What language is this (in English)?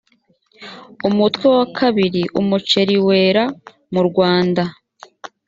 Kinyarwanda